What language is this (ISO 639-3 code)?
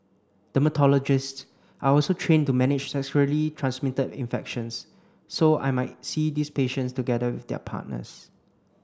eng